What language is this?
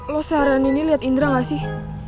Indonesian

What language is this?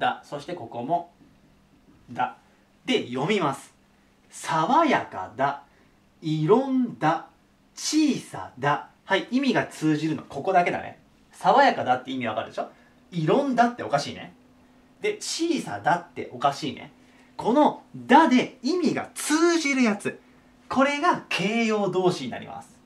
Japanese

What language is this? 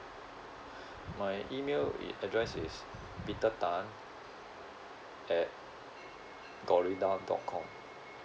English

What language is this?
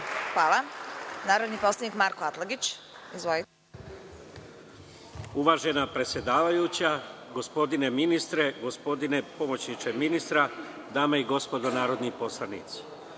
Serbian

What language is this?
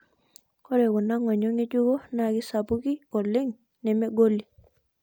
Masai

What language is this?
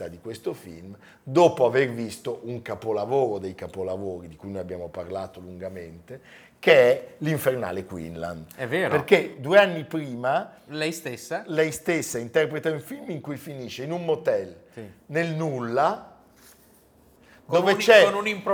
Italian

